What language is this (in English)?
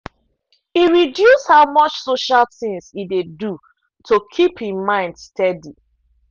Nigerian Pidgin